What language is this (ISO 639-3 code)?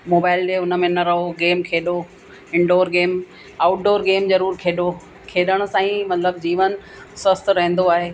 snd